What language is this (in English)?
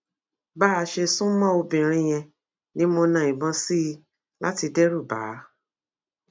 Yoruba